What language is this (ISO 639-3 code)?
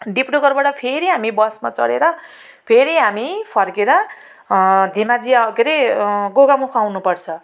nep